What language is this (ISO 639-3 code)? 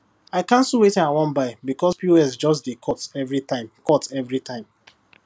pcm